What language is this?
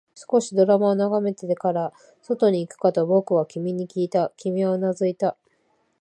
Japanese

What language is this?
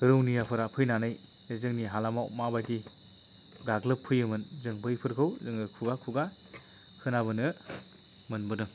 Bodo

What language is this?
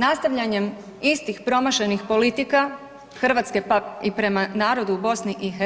Croatian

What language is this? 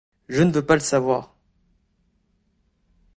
French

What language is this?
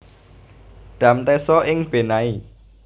Javanese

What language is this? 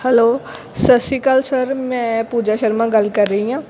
Punjabi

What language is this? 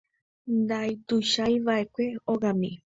Guarani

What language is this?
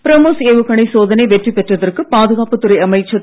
Tamil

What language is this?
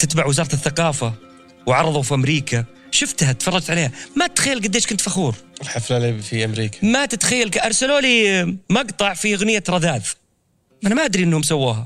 Arabic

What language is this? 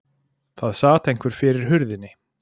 Icelandic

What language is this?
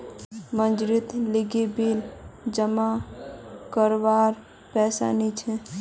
Magahi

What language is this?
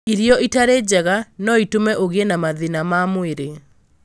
Kikuyu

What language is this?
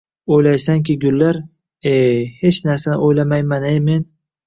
Uzbek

